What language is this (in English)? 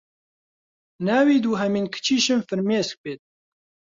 Central Kurdish